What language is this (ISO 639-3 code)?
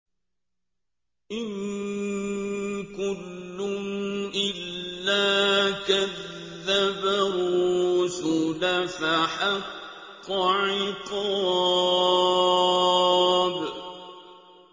ara